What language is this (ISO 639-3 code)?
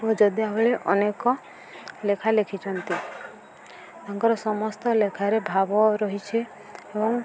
ori